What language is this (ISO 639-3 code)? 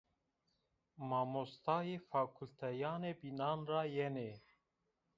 zza